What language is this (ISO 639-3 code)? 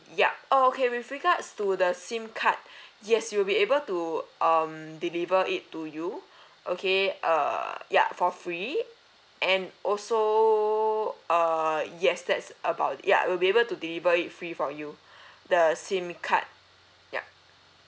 eng